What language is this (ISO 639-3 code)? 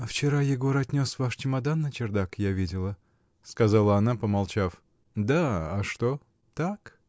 rus